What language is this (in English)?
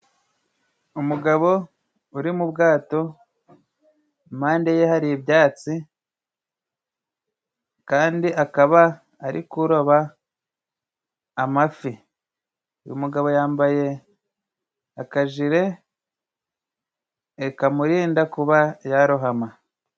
Kinyarwanda